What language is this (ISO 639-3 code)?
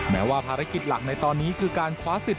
tha